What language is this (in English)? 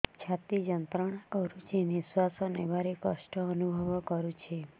Odia